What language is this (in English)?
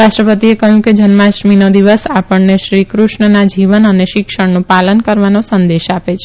Gujarati